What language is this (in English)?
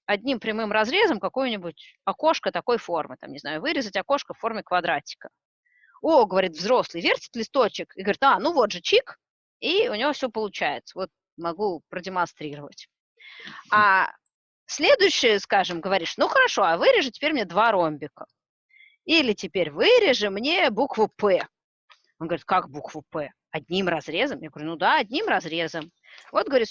Russian